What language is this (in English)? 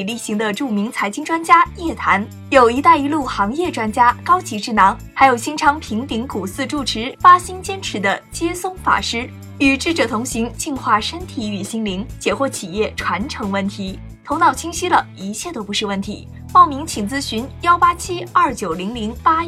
Chinese